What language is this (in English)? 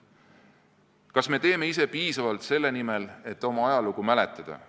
Estonian